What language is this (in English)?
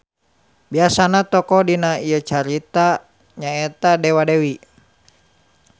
Sundanese